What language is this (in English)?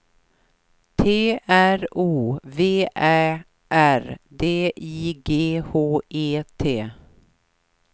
Swedish